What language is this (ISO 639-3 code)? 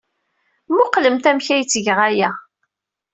kab